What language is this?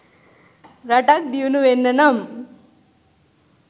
Sinhala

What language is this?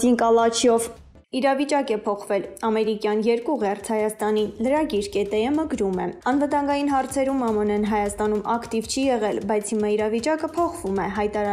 Romanian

